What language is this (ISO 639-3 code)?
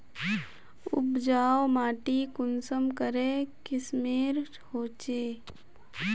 mag